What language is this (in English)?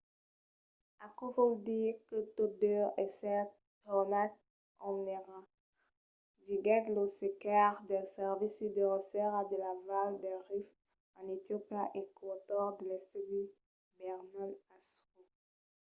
Occitan